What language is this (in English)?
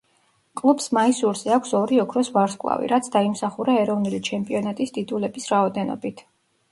Georgian